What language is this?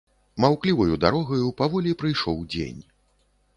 Belarusian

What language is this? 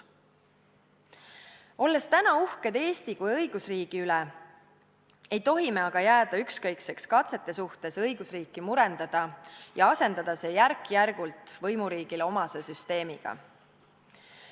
Estonian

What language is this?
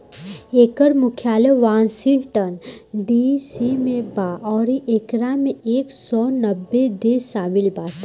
Bhojpuri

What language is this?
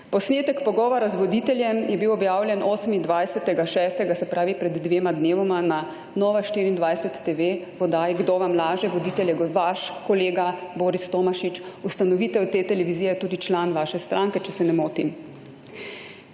Slovenian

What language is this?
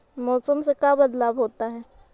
Magahi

